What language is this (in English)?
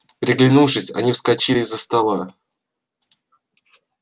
Russian